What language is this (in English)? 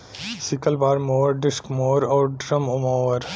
Bhojpuri